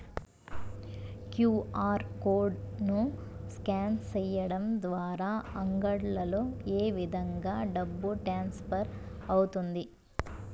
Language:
Telugu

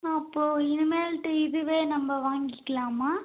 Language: Tamil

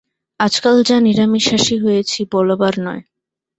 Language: Bangla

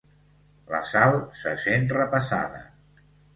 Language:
Catalan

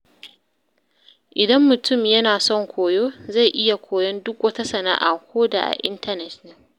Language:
Hausa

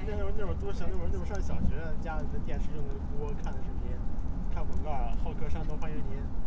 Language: Chinese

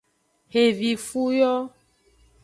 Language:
Aja (Benin)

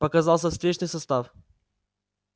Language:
Russian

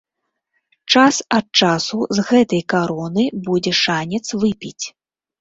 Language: Belarusian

